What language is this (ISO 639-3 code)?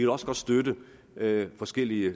dan